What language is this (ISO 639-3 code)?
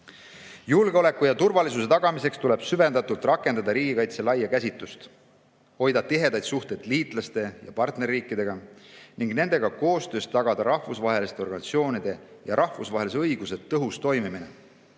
est